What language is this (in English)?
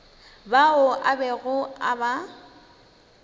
Northern Sotho